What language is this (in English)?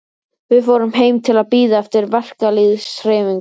Icelandic